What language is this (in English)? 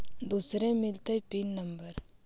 Magahi